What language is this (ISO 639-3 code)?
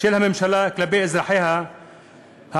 heb